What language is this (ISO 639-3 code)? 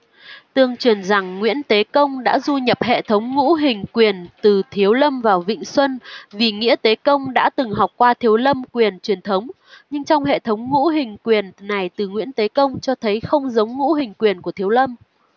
vie